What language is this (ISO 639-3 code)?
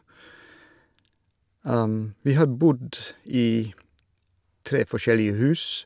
nor